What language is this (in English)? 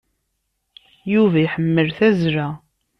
Kabyle